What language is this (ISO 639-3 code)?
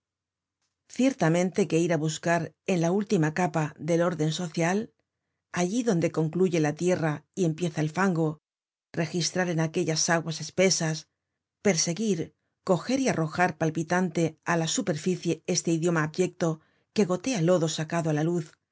spa